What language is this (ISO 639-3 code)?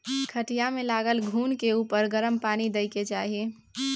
mai